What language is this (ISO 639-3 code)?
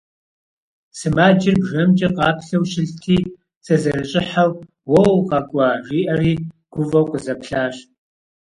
kbd